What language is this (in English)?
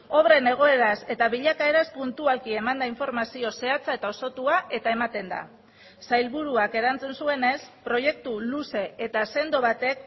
Basque